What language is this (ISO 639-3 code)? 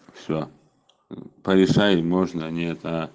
rus